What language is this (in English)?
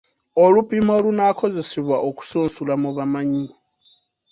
Ganda